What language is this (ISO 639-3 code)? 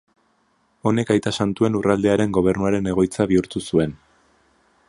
eus